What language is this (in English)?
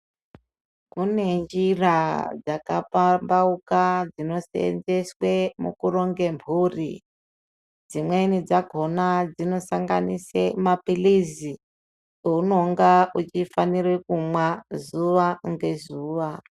Ndau